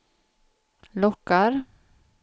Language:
Swedish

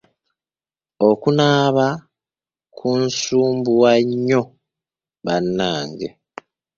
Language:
Ganda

